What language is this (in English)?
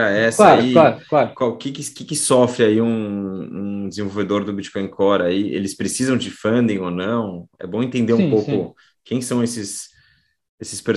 Portuguese